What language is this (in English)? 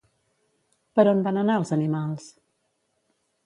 Catalan